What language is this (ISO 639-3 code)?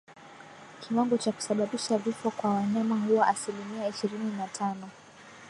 swa